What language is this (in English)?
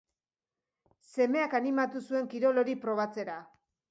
Basque